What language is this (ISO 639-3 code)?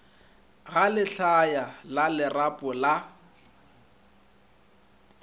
nso